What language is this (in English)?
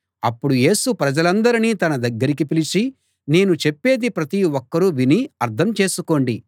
Telugu